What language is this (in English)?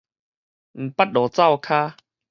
Min Nan Chinese